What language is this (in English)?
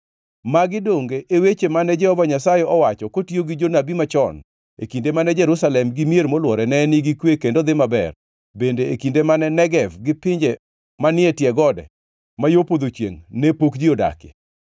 Luo (Kenya and Tanzania)